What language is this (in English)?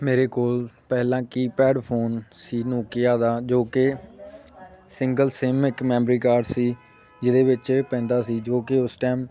Punjabi